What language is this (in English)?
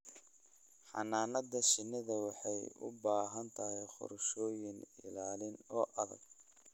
Somali